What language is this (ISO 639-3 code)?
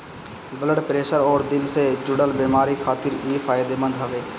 bho